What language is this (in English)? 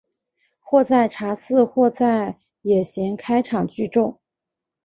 Chinese